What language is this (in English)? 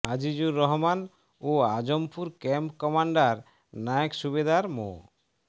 Bangla